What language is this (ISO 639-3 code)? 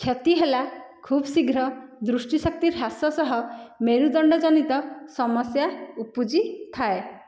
ori